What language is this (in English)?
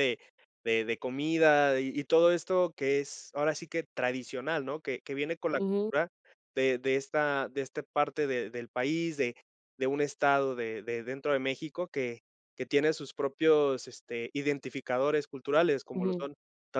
Spanish